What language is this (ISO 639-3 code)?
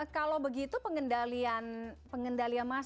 ind